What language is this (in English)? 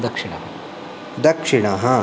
Sanskrit